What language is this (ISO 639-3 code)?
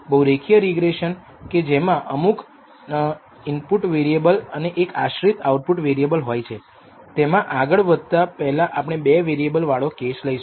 guj